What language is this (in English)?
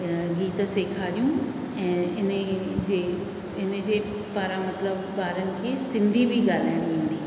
Sindhi